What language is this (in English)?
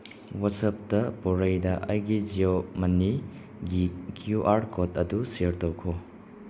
Manipuri